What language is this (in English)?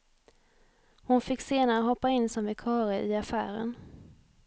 Swedish